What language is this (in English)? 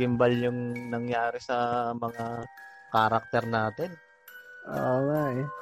Filipino